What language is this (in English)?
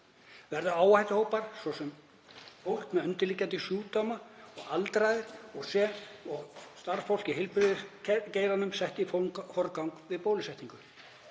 Icelandic